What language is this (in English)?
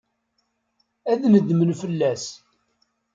Kabyle